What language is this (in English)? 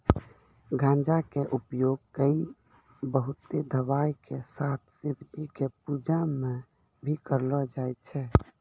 Maithili